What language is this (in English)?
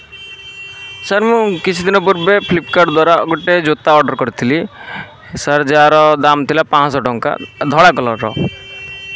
Odia